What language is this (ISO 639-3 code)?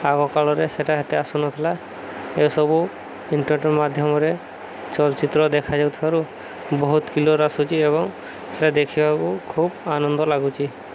ori